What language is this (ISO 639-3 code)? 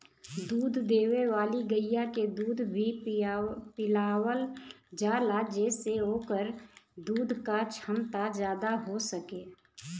bho